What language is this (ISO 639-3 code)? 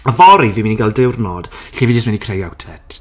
cym